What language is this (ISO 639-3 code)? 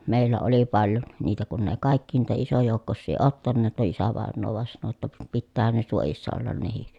fin